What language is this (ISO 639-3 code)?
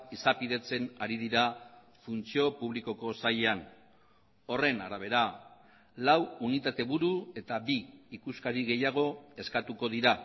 eus